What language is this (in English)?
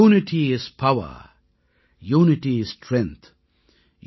Tamil